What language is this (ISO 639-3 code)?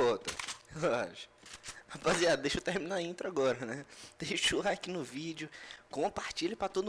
por